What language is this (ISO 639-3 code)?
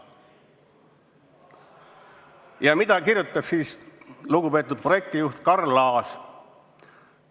est